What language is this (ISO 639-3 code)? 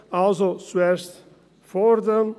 gsw